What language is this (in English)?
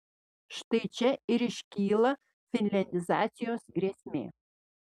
Lithuanian